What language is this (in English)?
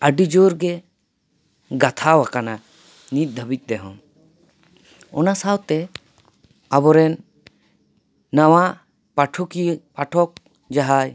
Santali